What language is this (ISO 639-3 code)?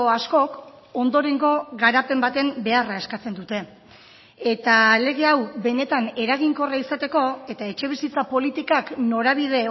eus